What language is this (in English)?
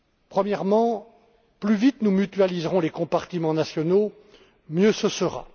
French